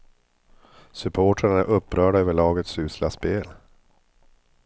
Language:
Swedish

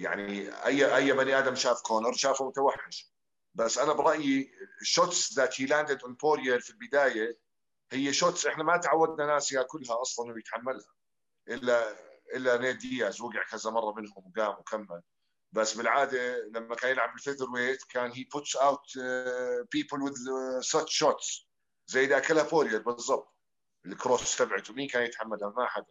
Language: Arabic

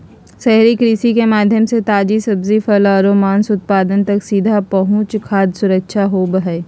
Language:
Magahi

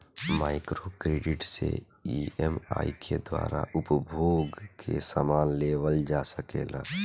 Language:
Bhojpuri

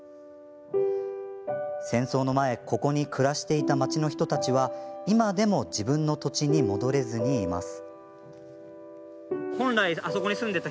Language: Japanese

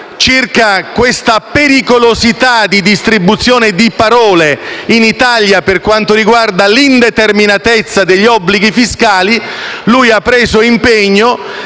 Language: Italian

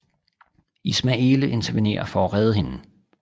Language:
Danish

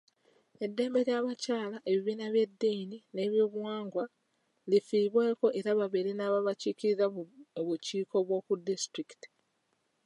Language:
Ganda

